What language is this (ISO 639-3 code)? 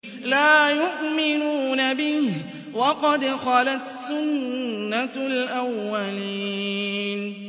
ara